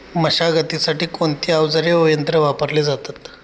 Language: Marathi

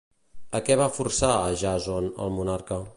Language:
Catalan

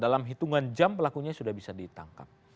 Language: Indonesian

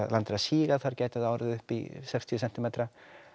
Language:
Icelandic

